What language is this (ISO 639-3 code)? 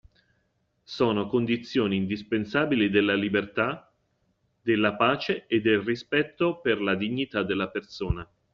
ita